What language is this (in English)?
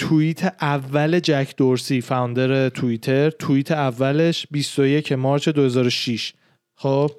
Persian